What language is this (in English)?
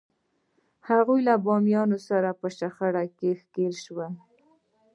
Pashto